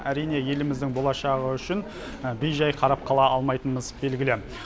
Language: Kazakh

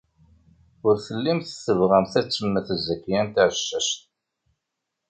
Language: Kabyle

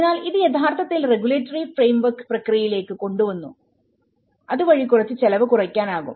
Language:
Malayalam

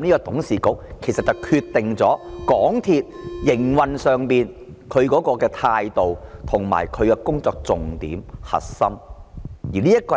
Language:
Cantonese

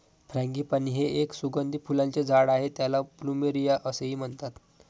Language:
Marathi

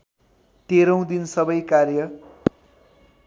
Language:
Nepali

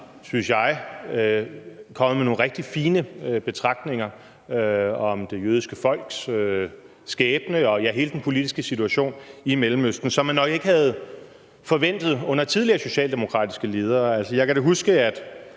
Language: Danish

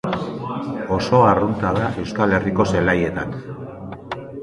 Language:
Basque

